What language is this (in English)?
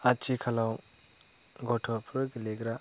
Bodo